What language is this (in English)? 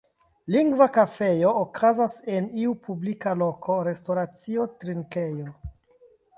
Esperanto